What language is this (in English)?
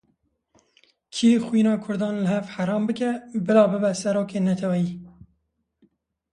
Kurdish